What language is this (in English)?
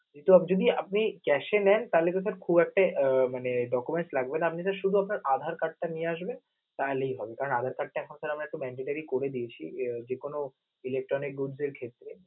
Bangla